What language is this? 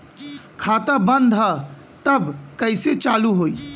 Bhojpuri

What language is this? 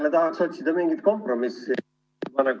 Estonian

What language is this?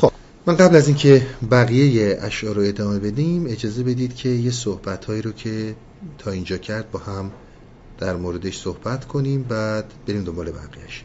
Persian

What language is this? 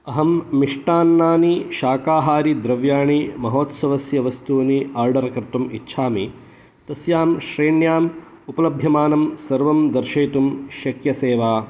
Sanskrit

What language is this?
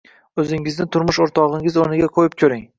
Uzbek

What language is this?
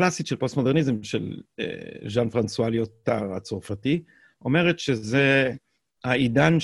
Hebrew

